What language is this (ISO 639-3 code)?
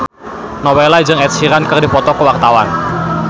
sun